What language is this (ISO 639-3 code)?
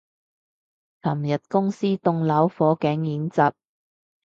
yue